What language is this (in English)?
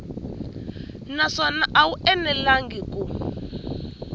Tsonga